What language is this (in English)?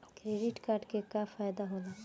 Bhojpuri